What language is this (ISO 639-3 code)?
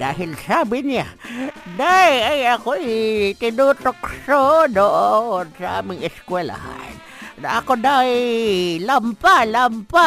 fil